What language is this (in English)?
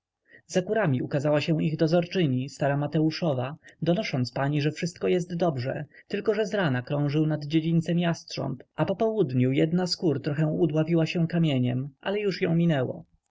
Polish